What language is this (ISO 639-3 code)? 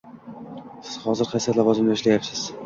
uzb